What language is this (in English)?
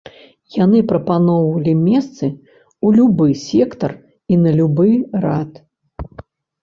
Belarusian